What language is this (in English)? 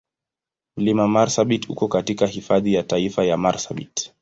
Swahili